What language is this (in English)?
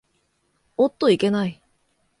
Japanese